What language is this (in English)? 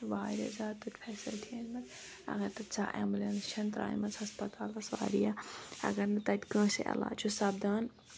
Kashmiri